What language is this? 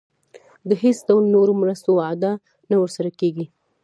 Pashto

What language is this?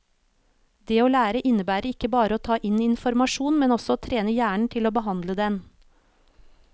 Norwegian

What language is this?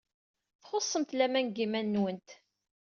Kabyle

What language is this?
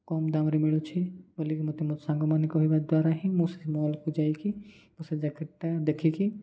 Odia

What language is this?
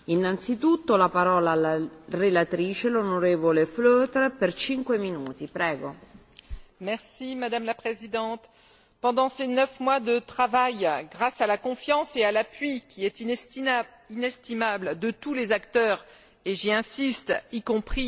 French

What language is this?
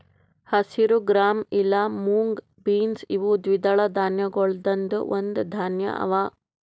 Kannada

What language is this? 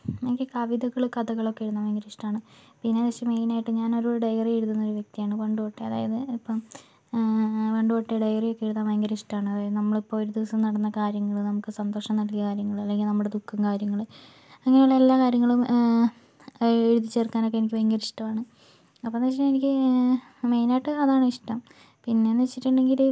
Malayalam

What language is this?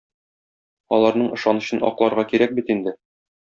Tatar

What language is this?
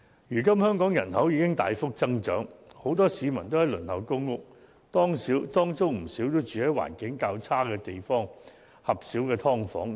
Cantonese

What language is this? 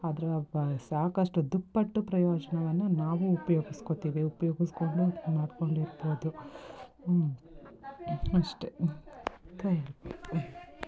Kannada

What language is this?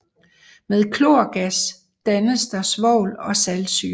Danish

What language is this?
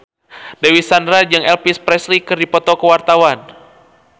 Sundanese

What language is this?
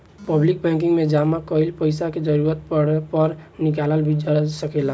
Bhojpuri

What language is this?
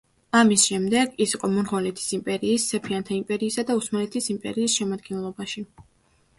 Georgian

